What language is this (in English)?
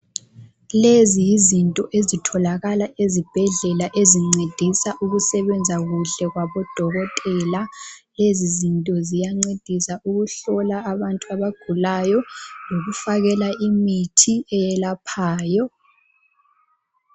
North Ndebele